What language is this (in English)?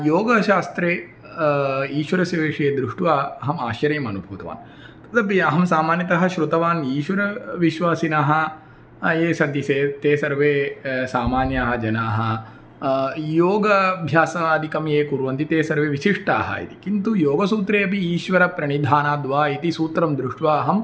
Sanskrit